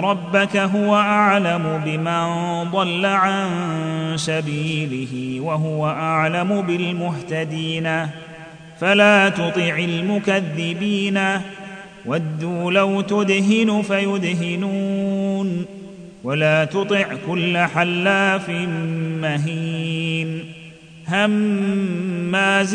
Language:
Arabic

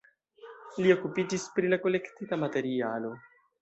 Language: Esperanto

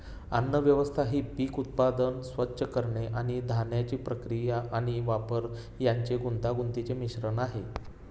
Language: Marathi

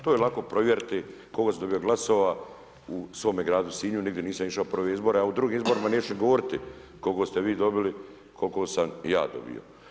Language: Croatian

